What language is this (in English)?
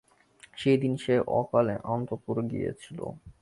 Bangla